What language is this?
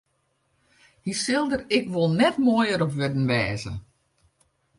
Western Frisian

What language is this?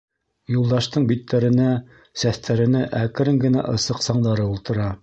Bashkir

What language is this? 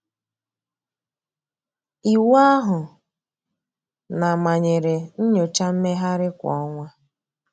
Igbo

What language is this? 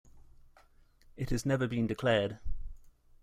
English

